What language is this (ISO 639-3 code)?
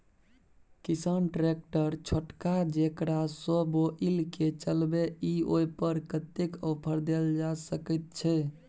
mai